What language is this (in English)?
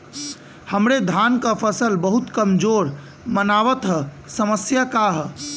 Bhojpuri